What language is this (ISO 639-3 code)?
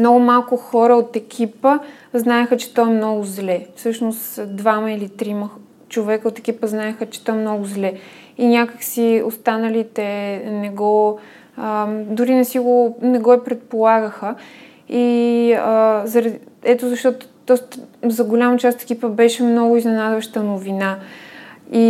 bul